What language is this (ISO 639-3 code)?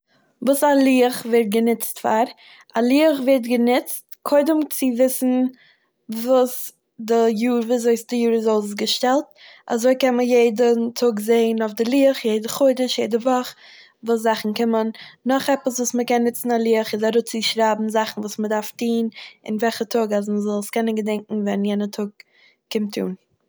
yid